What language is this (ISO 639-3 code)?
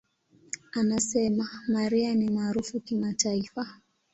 swa